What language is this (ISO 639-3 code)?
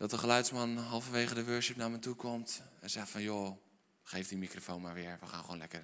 nld